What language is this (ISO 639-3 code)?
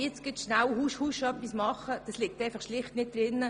gsw